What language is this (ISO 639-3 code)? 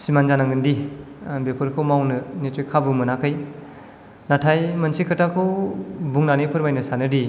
brx